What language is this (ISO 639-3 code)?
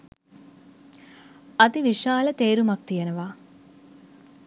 sin